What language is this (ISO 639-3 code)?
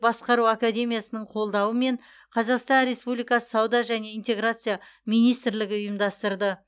kaz